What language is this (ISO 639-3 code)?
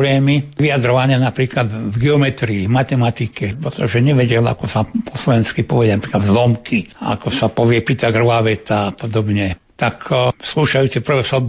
slk